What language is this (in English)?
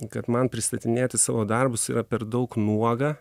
Lithuanian